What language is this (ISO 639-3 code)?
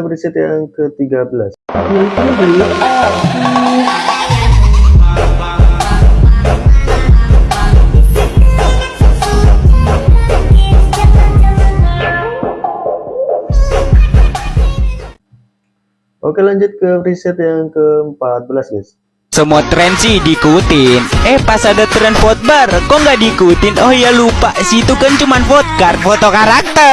ind